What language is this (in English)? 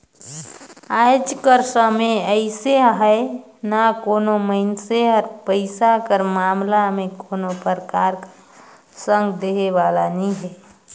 Chhattisgarhi